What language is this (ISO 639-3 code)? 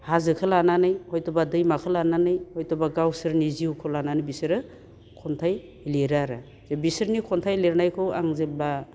brx